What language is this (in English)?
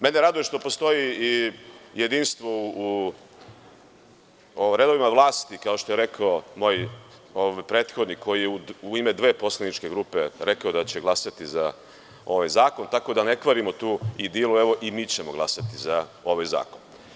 Serbian